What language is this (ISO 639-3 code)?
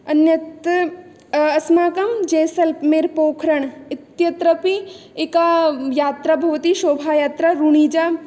san